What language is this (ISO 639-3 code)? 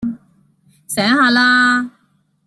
yue